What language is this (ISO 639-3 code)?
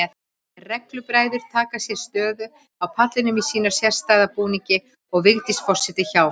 isl